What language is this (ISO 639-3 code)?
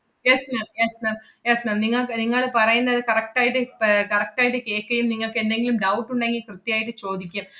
mal